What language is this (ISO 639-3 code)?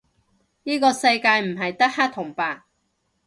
yue